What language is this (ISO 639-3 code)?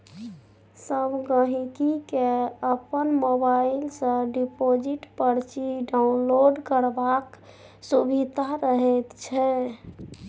mai